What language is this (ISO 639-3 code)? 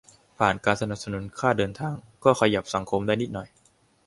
tha